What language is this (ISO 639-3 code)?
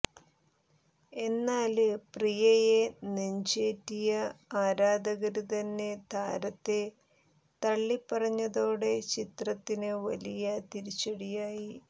mal